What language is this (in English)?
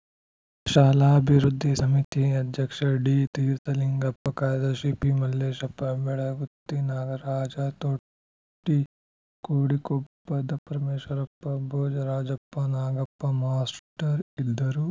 Kannada